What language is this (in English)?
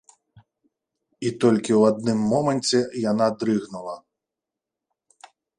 Belarusian